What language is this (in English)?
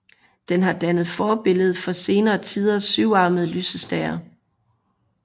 Danish